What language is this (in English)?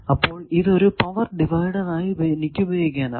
Malayalam